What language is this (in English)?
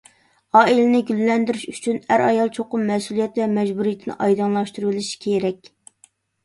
Uyghur